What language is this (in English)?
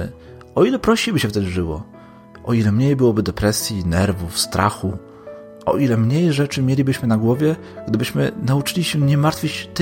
Polish